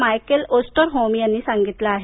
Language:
Marathi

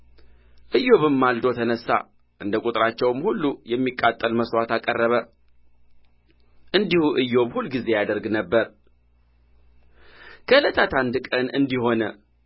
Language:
Amharic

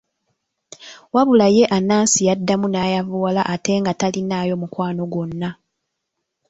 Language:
Ganda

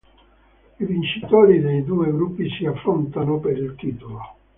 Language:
Italian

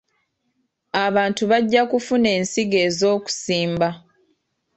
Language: Ganda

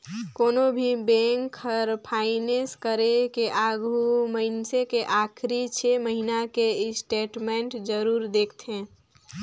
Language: Chhattisgarhi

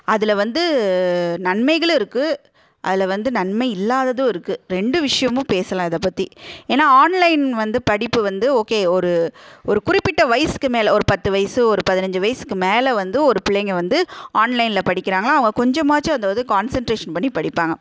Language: Tamil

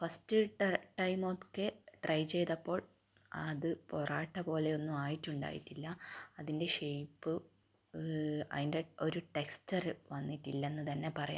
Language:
Malayalam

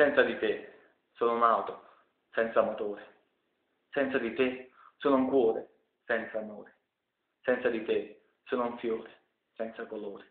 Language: Italian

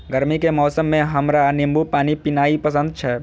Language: Maithili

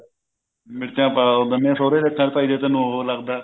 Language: Punjabi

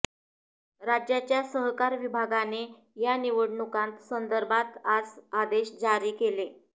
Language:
Marathi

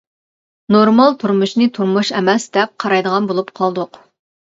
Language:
Uyghur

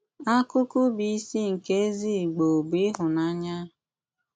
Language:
Igbo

